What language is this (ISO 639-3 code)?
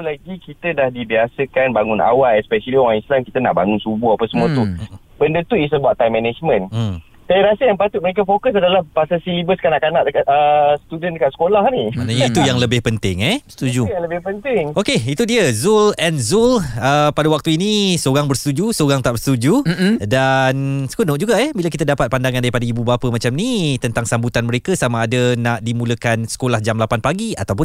msa